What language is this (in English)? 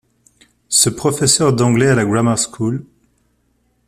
French